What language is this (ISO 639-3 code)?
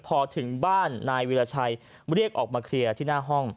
tha